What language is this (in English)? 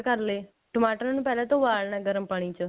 Punjabi